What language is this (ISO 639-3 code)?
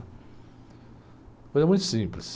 por